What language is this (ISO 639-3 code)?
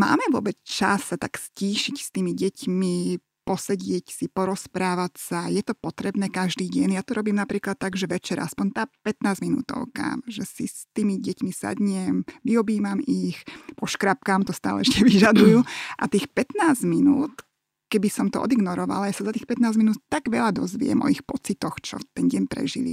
slk